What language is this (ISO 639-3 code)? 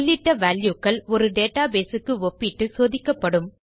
tam